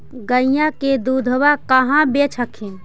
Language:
Magahi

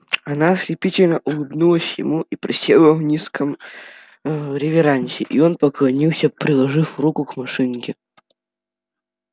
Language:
Russian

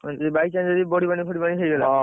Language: Odia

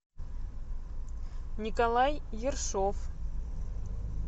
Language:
Russian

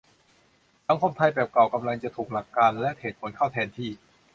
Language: Thai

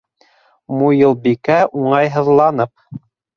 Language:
Bashkir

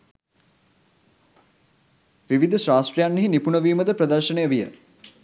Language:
Sinhala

